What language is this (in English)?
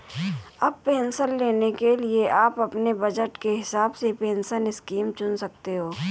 Hindi